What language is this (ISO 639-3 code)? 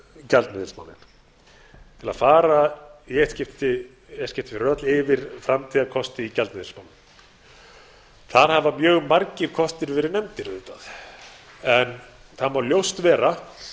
isl